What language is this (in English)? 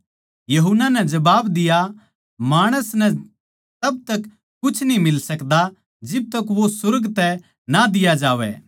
Haryanvi